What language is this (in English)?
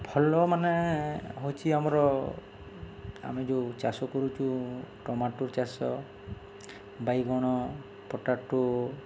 Odia